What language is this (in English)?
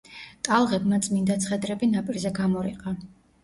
Georgian